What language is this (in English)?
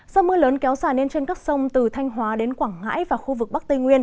Vietnamese